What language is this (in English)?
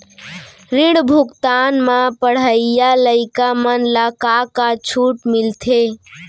Chhattisgarhi